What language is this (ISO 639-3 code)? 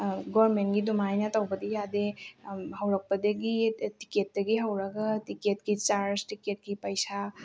mni